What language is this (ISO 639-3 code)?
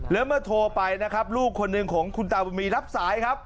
tha